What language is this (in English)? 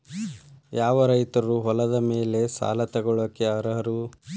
Kannada